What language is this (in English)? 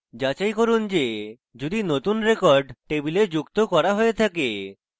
Bangla